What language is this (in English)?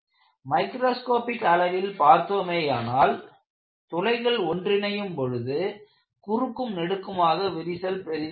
Tamil